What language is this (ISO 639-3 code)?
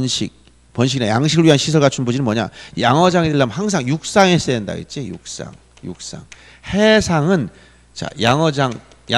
kor